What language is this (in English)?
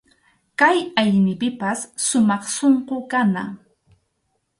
Arequipa-La Unión Quechua